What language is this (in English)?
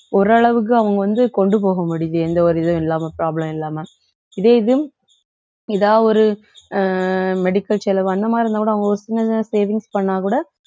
Tamil